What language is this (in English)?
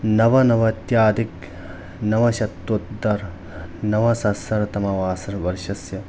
Sanskrit